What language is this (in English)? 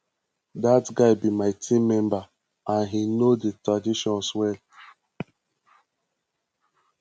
Nigerian Pidgin